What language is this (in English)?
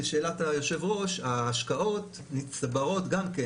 Hebrew